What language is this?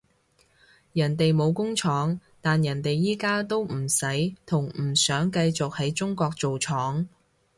Cantonese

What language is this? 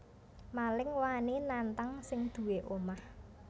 Javanese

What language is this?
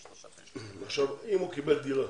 Hebrew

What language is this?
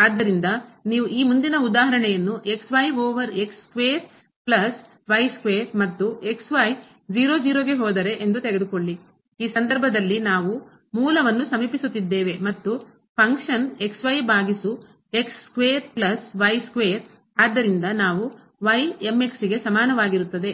Kannada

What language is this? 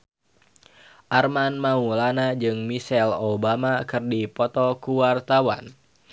Sundanese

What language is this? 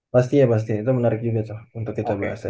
Indonesian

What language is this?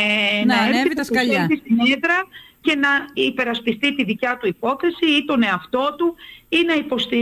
Greek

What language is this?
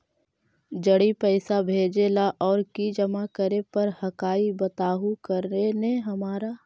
Magahi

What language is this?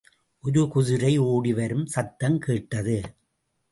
Tamil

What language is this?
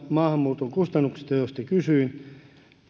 Finnish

